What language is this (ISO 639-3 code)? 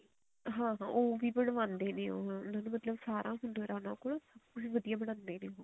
pan